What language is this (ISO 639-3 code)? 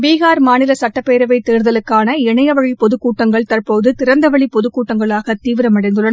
tam